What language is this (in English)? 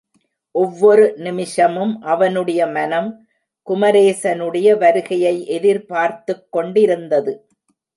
Tamil